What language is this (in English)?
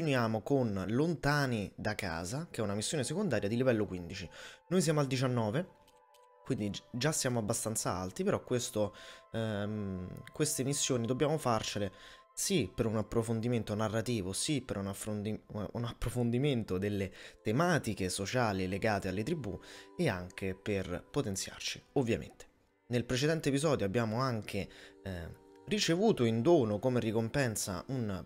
Italian